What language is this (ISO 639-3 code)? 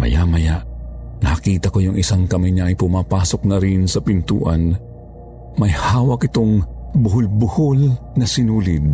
fil